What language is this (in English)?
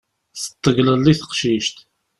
Kabyle